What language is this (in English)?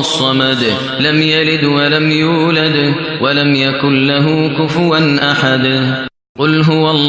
Arabic